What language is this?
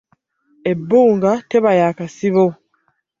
Ganda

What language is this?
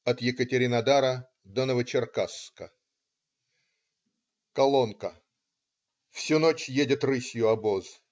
Russian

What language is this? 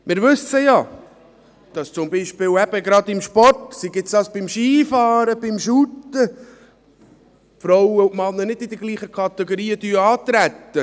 Swiss German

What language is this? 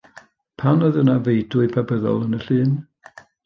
Welsh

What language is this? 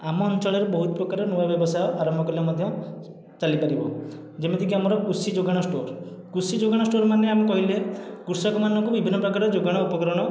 Odia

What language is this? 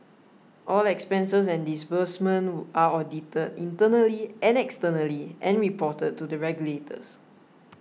English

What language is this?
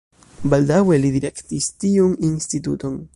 Esperanto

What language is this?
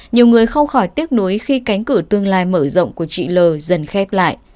Vietnamese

